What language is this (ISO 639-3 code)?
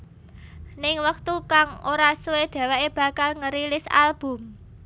jav